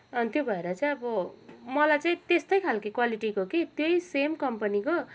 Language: Nepali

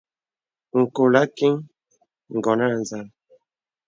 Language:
Bebele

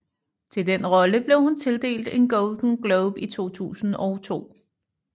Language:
Danish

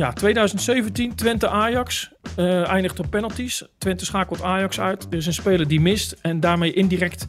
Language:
Dutch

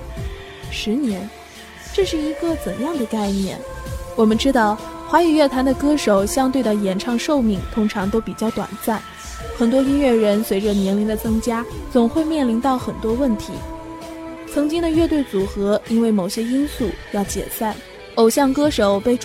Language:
Chinese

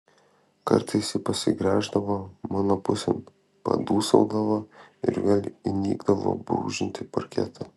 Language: Lithuanian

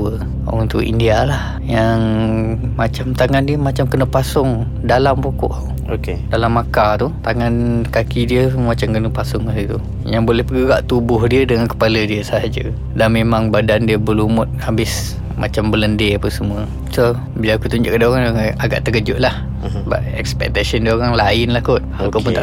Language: Malay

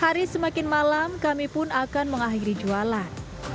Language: Indonesian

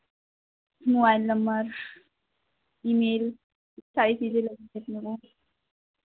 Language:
Hindi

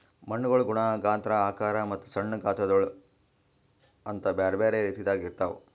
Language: Kannada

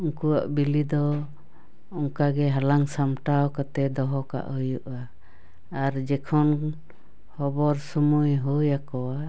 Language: Santali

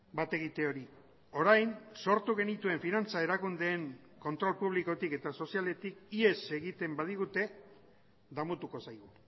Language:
Basque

